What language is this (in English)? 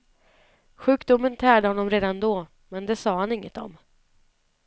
Swedish